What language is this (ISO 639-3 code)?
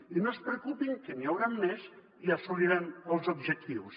cat